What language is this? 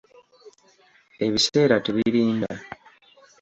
Ganda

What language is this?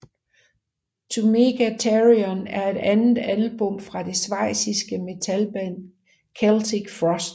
Danish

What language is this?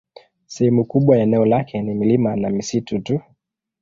Swahili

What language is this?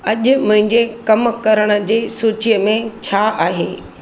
Sindhi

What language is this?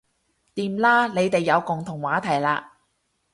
Cantonese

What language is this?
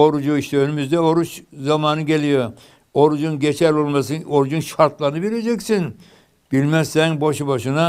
Turkish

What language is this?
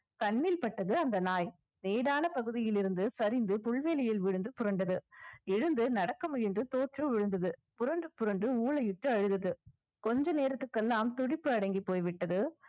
Tamil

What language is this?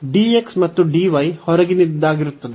Kannada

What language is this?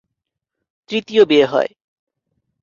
Bangla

